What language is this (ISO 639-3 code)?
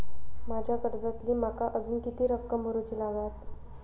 mar